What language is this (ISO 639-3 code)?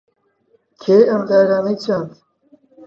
ckb